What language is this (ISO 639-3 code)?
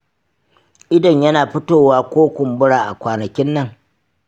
hau